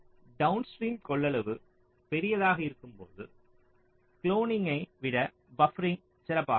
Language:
Tamil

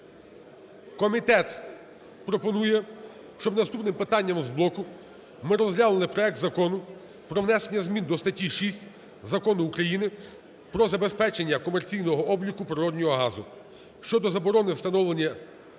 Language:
Ukrainian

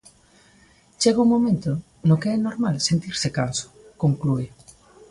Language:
Galician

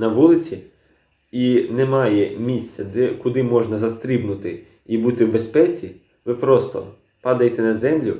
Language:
Ukrainian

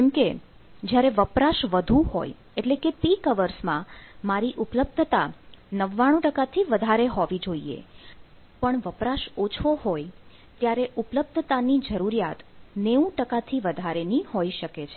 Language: Gujarati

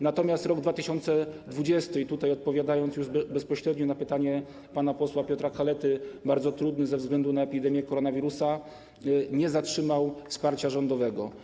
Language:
Polish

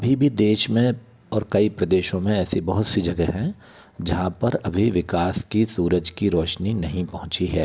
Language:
Hindi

